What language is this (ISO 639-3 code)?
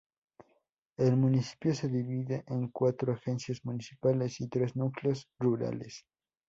spa